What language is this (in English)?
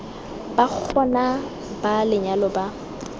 Tswana